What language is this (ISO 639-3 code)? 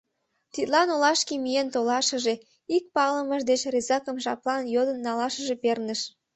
chm